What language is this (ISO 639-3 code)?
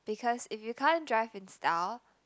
eng